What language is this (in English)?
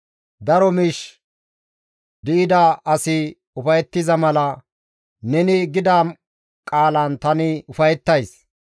Gamo